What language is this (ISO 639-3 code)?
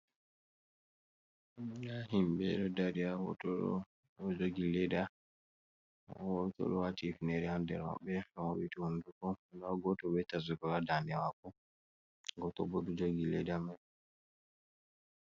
ful